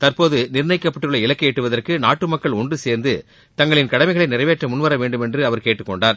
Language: Tamil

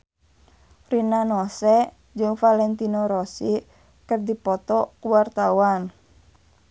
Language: Sundanese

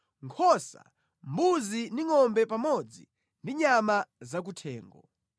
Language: Nyanja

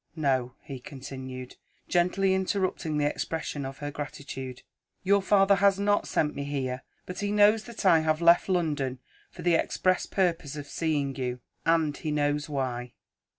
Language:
English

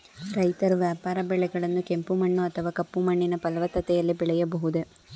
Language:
Kannada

